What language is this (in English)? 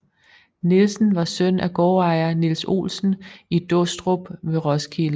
Danish